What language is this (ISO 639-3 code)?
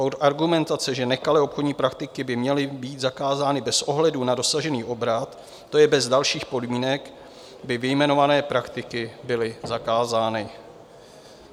ces